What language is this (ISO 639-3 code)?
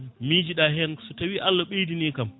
ful